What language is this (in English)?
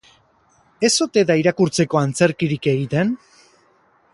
Basque